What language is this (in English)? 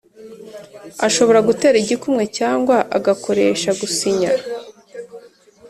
Kinyarwanda